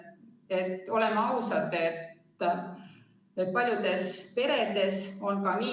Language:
Estonian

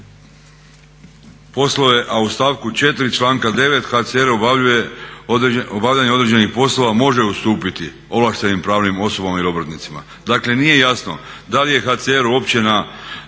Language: Croatian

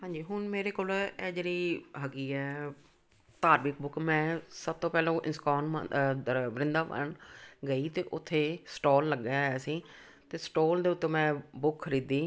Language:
Punjabi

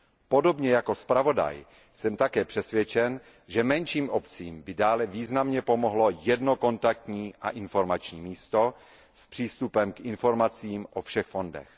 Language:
Czech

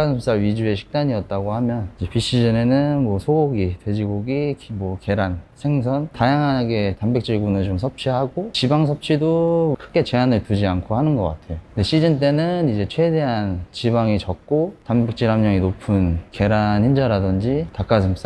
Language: Korean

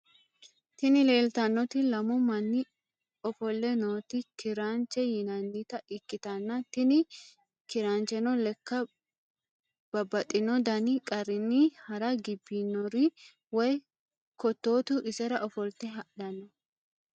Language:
Sidamo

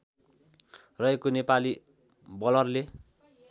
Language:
Nepali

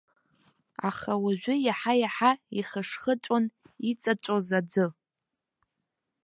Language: Abkhazian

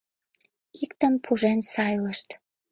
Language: Mari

